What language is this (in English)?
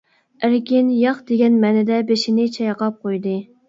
Uyghur